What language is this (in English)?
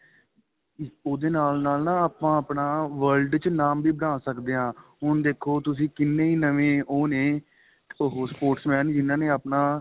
Punjabi